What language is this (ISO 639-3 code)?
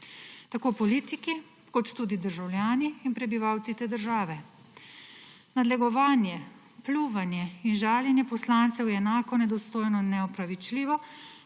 slv